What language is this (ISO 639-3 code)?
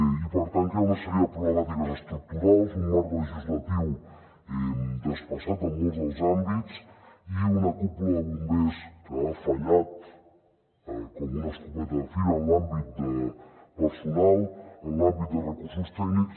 cat